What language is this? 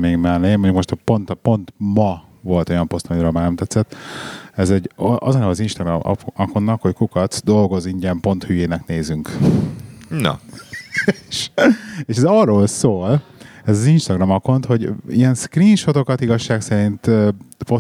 Hungarian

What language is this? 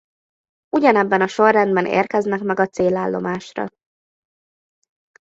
Hungarian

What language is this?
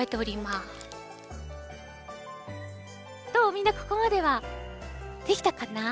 Japanese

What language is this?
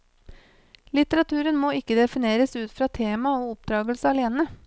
Norwegian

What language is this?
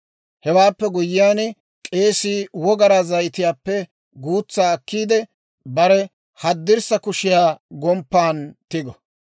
Dawro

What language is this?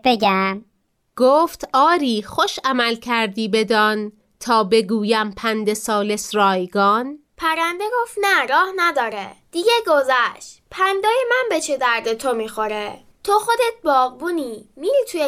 Persian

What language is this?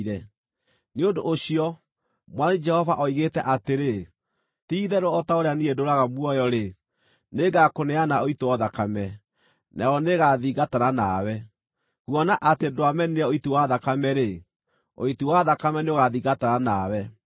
Kikuyu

